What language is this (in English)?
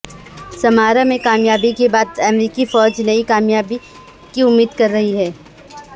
Urdu